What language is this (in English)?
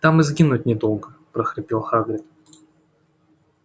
Russian